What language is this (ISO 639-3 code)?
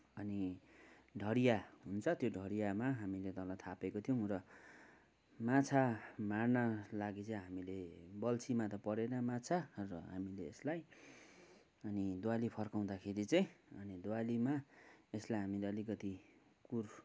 nep